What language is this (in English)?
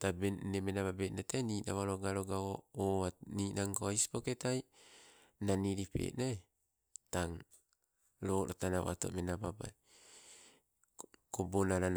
Sibe